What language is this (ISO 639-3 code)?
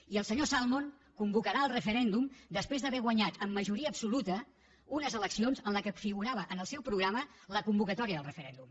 cat